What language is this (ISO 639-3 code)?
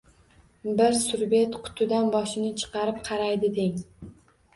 uzb